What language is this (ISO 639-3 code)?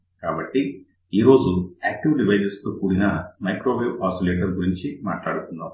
tel